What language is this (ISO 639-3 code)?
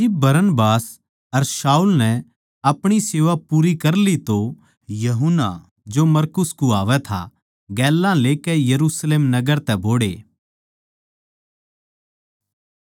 bgc